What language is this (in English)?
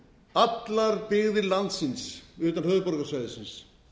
Icelandic